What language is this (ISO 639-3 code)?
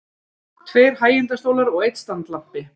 isl